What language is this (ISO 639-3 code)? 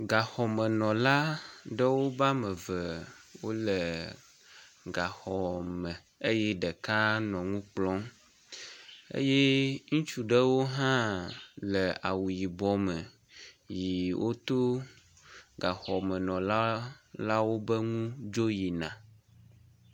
ewe